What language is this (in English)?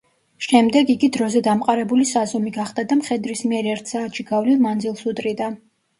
Georgian